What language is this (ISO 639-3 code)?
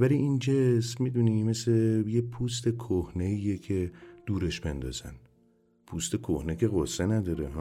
fas